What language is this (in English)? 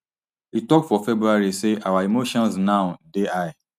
Nigerian Pidgin